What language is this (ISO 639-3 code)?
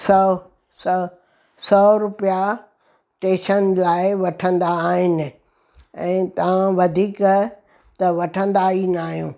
snd